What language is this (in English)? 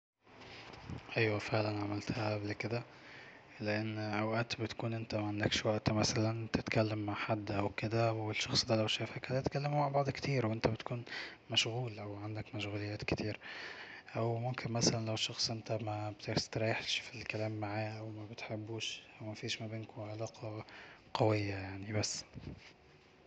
Egyptian Arabic